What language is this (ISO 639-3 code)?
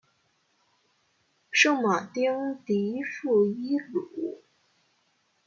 zho